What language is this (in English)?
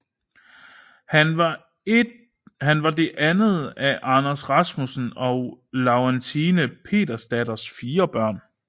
Danish